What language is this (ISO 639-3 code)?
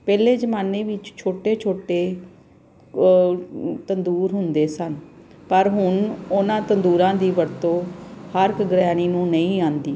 pan